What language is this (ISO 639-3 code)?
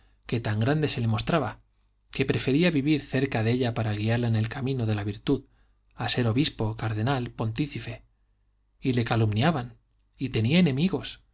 spa